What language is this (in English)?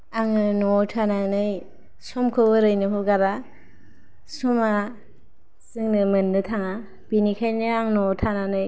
Bodo